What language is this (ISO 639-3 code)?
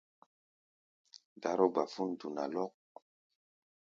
gba